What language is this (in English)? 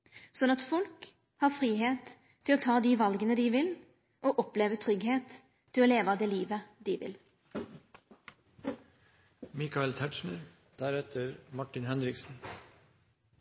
Norwegian Nynorsk